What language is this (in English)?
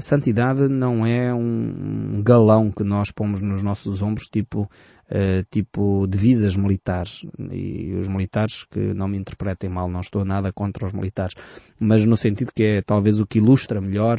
Portuguese